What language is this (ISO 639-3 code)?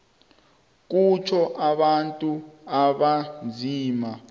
nbl